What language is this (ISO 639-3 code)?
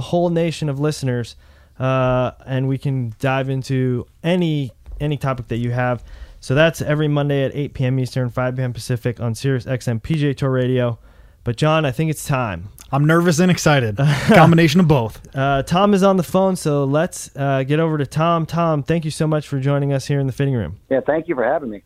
eng